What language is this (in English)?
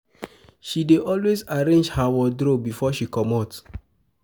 Nigerian Pidgin